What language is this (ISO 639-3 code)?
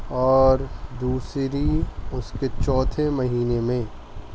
urd